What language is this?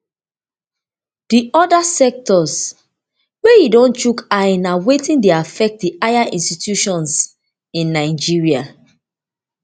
Nigerian Pidgin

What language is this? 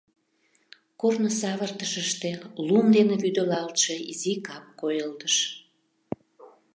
Mari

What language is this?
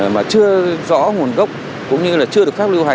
Vietnamese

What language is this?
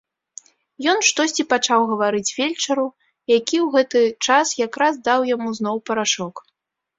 Belarusian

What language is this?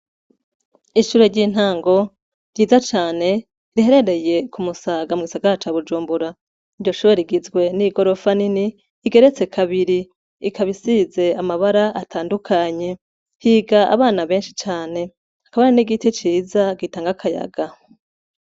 Rundi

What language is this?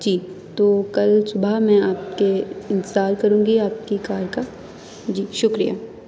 Urdu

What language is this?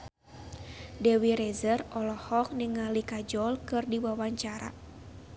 Sundanese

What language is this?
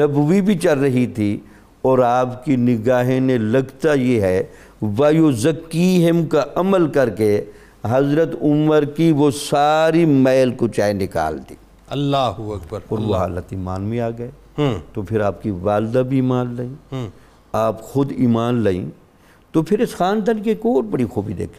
Urdu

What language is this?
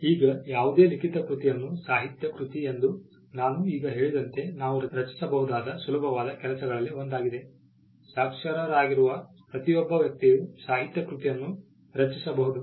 Kannada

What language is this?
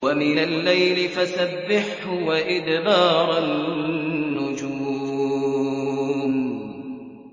Arabic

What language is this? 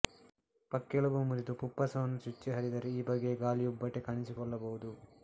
Kannada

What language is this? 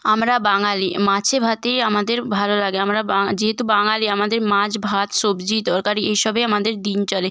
Bangla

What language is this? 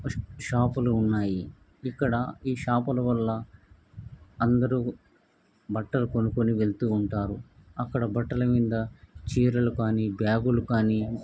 Telugu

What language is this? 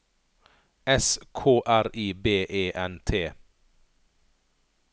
Norwegian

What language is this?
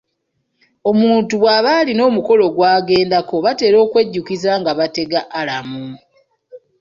Ganda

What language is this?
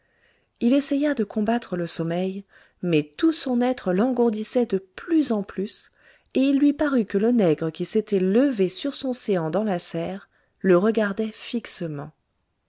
French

